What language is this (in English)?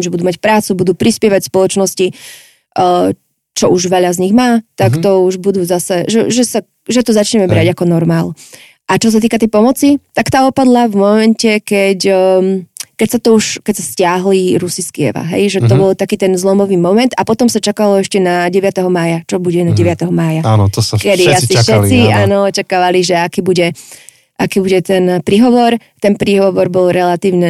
Slovak